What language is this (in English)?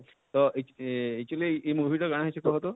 Odia